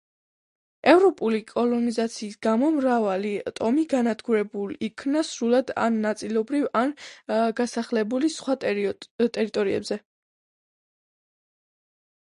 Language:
Georgian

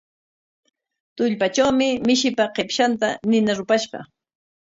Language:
Corongo Ancash Quechua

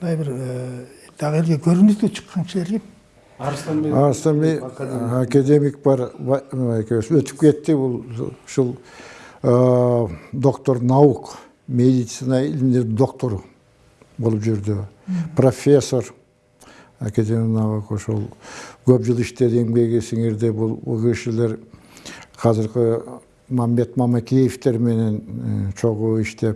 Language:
Turkish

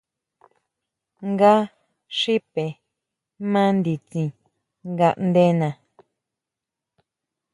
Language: Huautla Mazatec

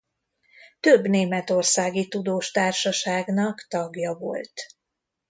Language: Hungarian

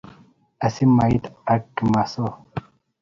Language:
Kalenjin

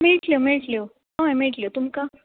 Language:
Konkani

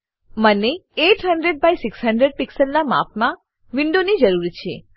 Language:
Gujarati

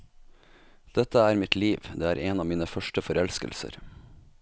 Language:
Norwegian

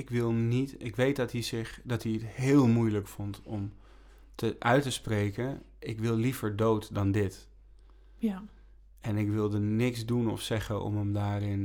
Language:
Dutch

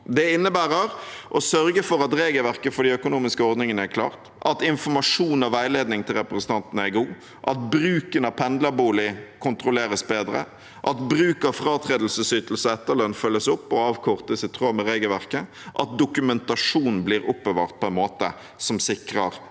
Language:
Norwegian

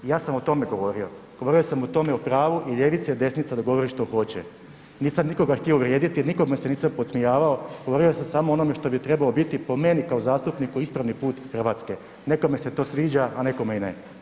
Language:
Croatian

